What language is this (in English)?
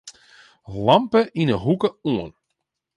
Western Frisian